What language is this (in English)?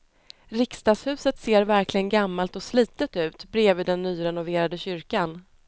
Swedish